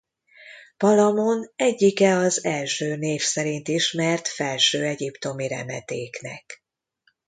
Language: Hungarian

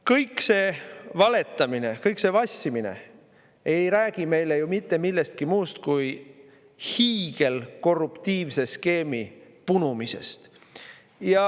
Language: Estonian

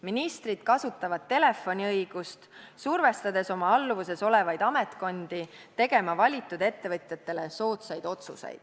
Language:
Estonian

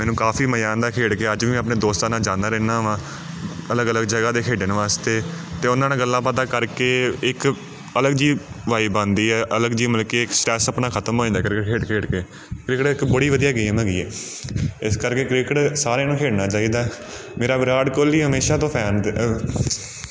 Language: Punjabi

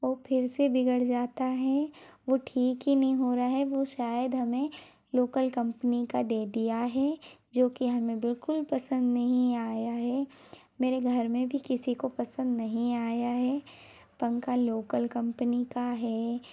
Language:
Hindi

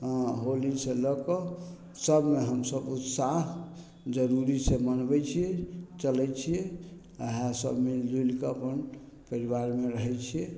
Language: Maithili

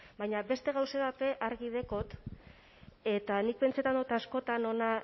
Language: Basque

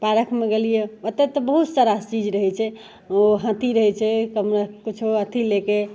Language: Maithili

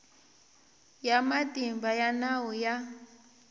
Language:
Tsonga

